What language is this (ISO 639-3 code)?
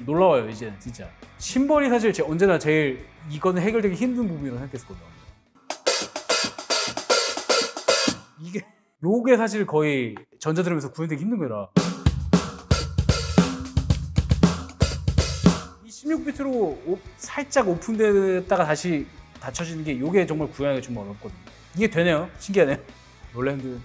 kor